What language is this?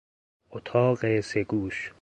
Persian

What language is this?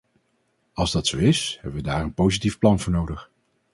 Dutch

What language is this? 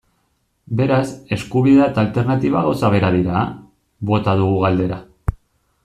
Basque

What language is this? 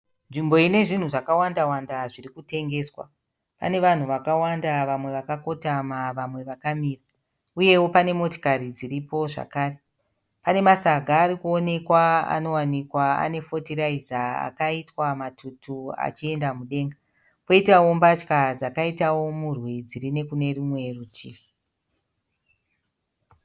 Shona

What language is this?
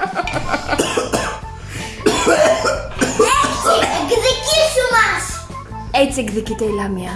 Greek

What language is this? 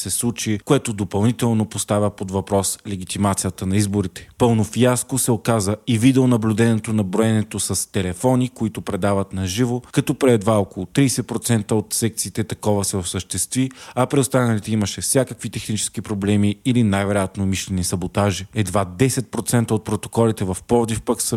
Bulgarian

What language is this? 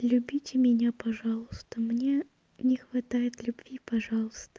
Russian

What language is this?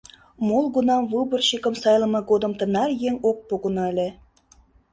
Mari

